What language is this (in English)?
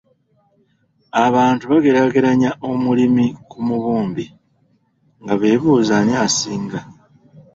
Ganda